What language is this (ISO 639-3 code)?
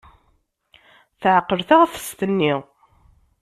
kab